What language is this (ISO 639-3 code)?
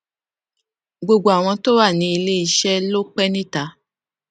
yor